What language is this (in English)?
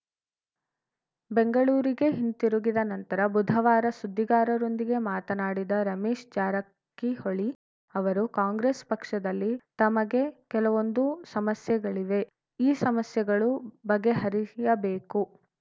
Kannada